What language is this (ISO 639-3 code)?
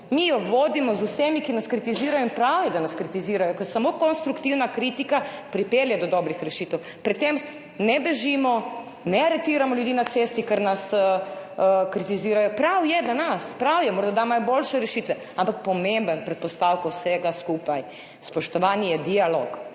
slv